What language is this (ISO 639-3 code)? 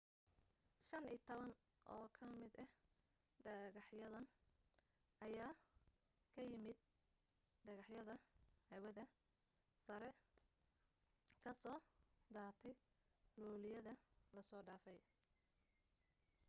som